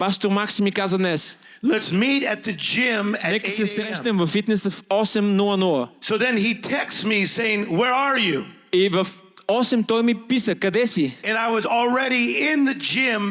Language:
Bulgarian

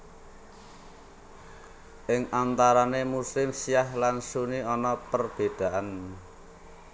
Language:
Javanese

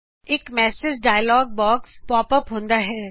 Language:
Punjabi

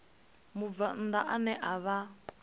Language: Venda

